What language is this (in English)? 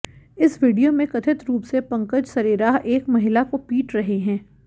Hindi